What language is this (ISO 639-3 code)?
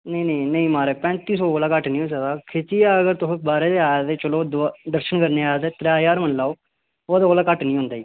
doi